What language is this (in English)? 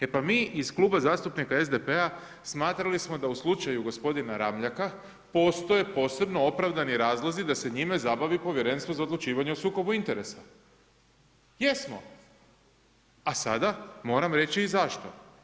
Croatian